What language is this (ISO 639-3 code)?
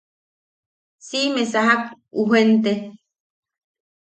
yaq